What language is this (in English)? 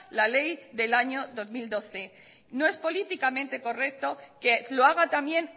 Spanish